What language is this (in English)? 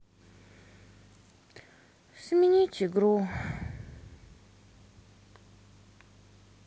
Russian